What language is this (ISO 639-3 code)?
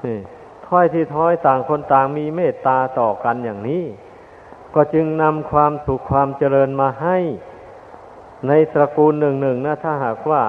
tha